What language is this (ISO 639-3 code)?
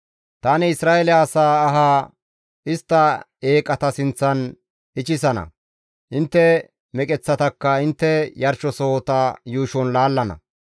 gmv